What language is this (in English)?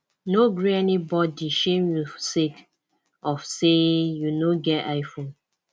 Nigerian Pidgin